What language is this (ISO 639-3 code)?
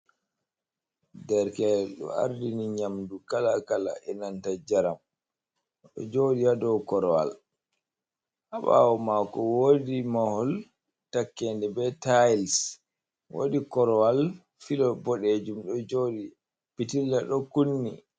ful